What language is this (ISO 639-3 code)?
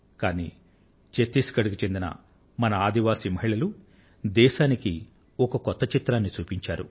tel